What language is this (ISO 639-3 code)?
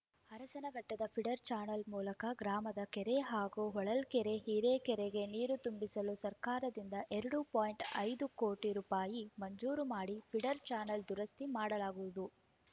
kan